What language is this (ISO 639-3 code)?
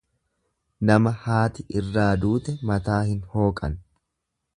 orm